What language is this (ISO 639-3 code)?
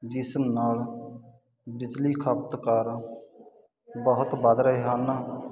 pan